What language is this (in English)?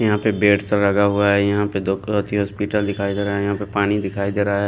Hindi